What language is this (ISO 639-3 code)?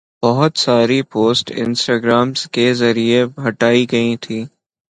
urd